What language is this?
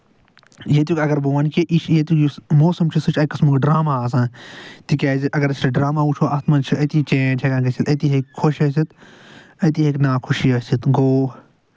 Kashmiri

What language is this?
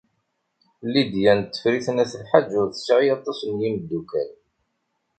Kabyle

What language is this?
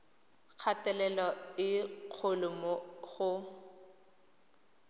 Tswana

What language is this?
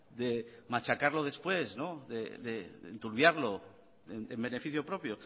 Spanish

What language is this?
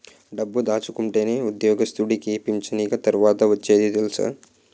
Telugu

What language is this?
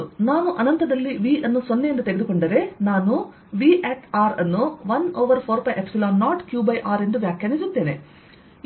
Kannada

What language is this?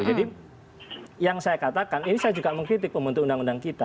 Indonesian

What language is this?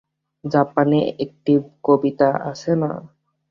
Bangla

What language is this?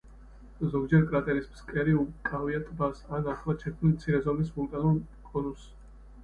Georgian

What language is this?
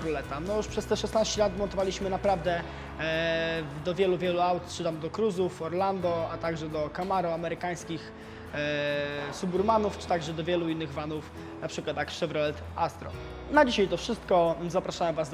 Polish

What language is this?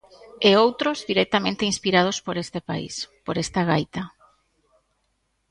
Galician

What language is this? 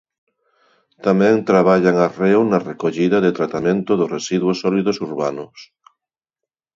Galician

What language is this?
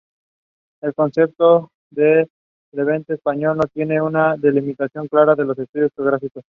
Spanish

